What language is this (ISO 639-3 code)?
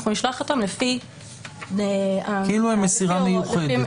heb